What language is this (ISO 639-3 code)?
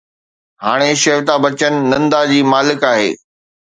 snd